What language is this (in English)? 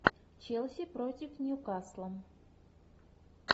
Russian